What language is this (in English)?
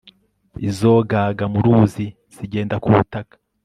Kinyarwanda